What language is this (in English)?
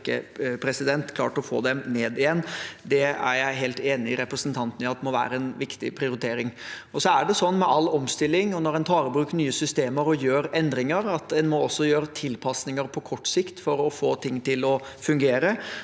Norwegian